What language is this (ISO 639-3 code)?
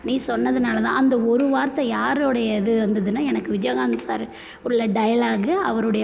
tam